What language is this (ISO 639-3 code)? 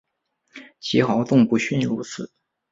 zho